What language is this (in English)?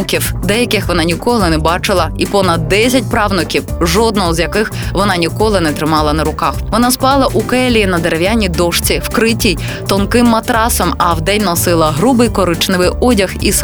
Ukrainian